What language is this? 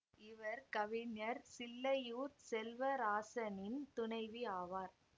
Tamil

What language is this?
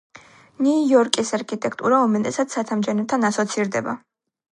Georgian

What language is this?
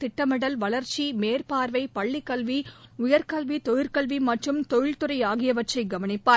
Tamil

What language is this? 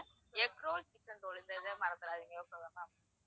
Tamil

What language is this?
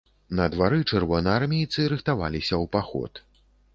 Belarusian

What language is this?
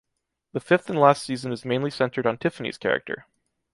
English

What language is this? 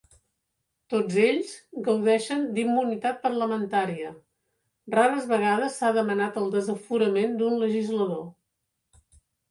Catalan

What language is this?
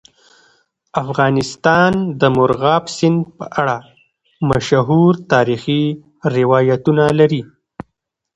Pashto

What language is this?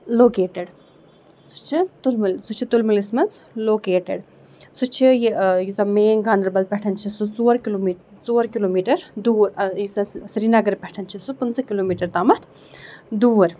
Kashmiri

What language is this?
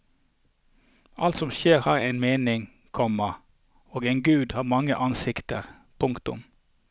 Norwegian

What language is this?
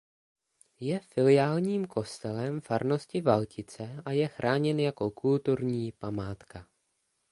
Czech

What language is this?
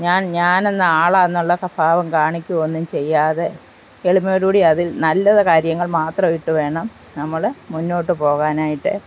Malayalam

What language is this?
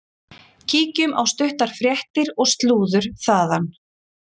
Icelandic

